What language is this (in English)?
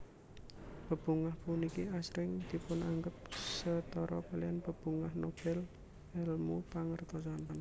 Javanese